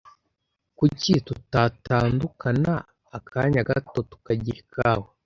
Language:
Kinyarwanda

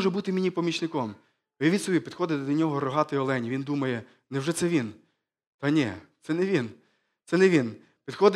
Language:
Ukrainian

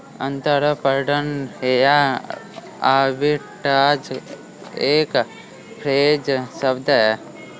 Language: Hindi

